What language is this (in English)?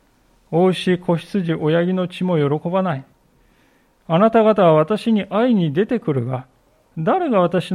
Japanese